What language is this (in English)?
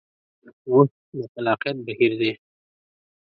Pashto